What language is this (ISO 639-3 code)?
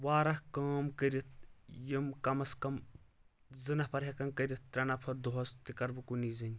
kas